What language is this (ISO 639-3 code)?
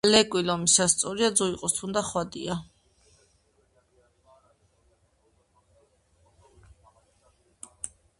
kat